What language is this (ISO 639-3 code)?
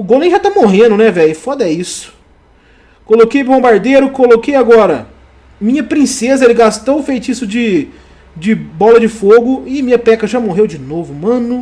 por